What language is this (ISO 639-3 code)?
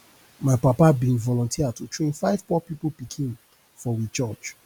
pcm